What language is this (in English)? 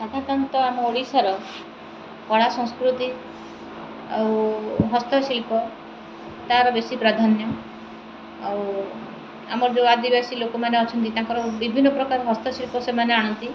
Odia